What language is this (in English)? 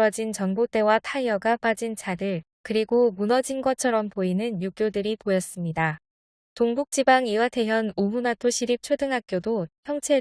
Korean